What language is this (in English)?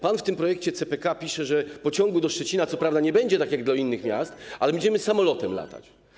Polish